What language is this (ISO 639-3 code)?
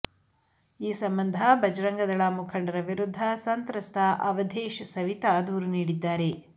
kan